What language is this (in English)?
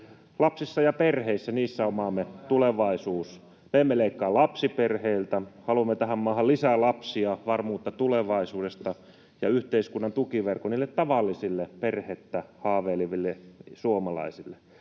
Finnish